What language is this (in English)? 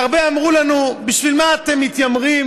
Hebrew